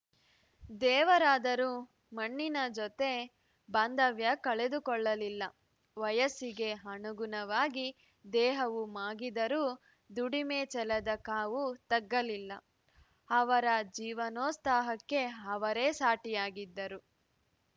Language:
Kannada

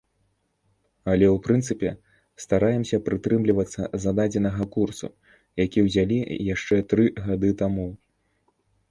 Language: Belarusian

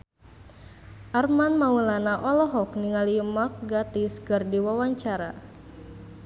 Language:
Sundanese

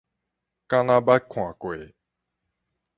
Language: Min Nan Chinese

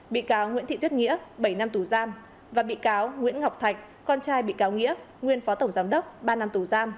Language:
Vietnamese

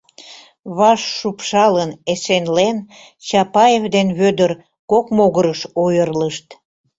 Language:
Mari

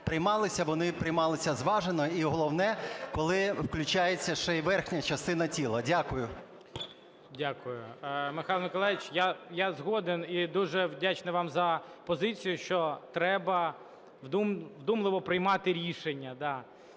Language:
Ukrainian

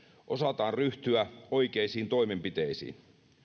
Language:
Finnish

